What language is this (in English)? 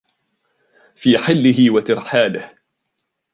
Arabic